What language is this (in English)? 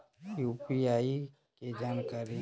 Magahi